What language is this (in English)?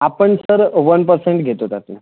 Marathi